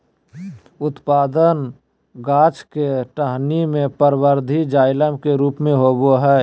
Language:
Magahi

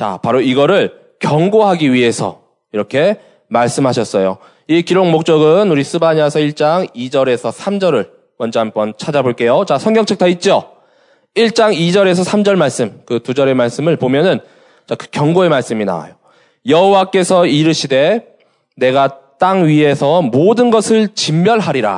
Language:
Korean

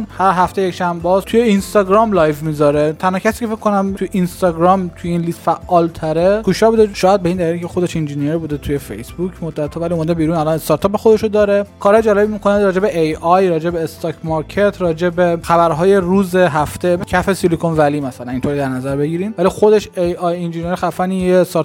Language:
Persian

